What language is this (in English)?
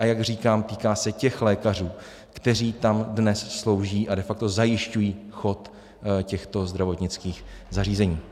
Czech